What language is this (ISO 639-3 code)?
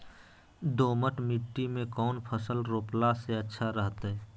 mag